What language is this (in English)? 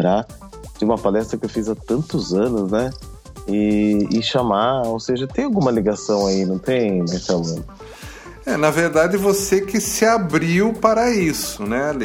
Portuguese